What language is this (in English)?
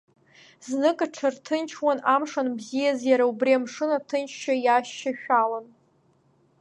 Abkhazian